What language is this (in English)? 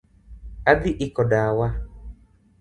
Luo (Kenya and Tanzania)